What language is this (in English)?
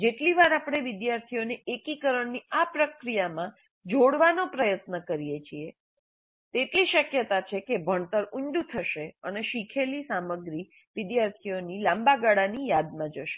Gujarati